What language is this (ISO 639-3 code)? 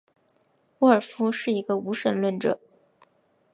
zho